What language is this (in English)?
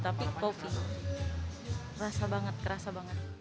Indonesian